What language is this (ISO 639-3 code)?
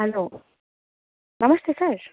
nep